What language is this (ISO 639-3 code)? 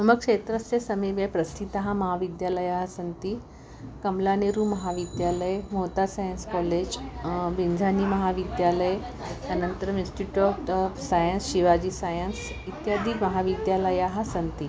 san